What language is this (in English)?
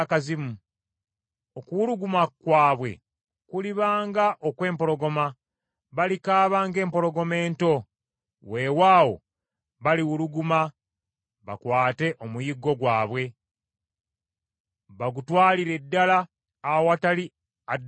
Ganda